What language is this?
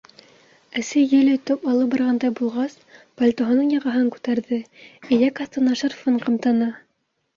Bashkir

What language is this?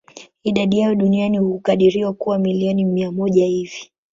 Swahili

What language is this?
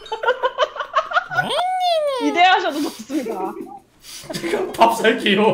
Korean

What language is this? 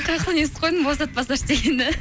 Kazakh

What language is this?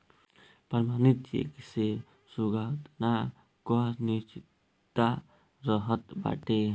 Bhojpuri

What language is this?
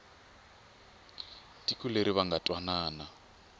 Tsonga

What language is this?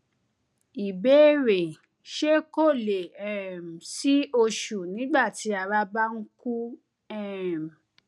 Yoruba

